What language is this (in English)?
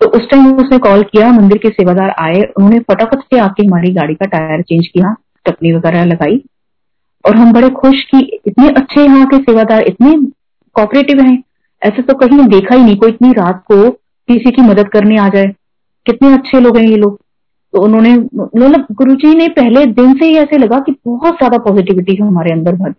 Hindi